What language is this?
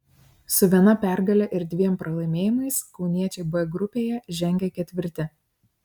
Lithuanian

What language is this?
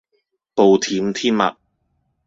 Cantonese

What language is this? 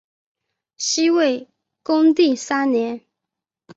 Chinese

